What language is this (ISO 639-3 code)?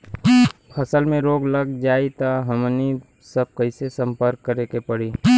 bho